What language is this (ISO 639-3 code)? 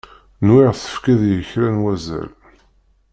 kab